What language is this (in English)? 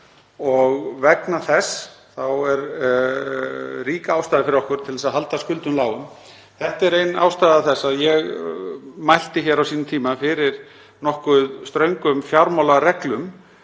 Icelandic